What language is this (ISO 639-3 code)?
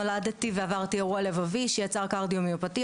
heb